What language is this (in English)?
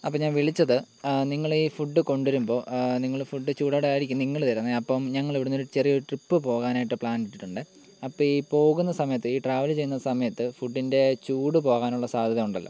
Malayalam